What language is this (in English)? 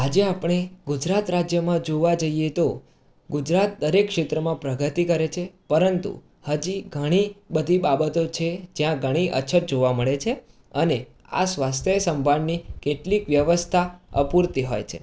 Gujarati